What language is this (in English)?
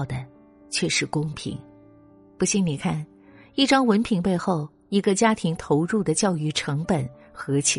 Chinese